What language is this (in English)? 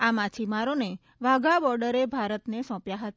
Gujarati